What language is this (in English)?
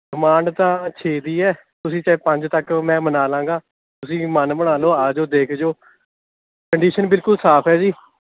Punjabi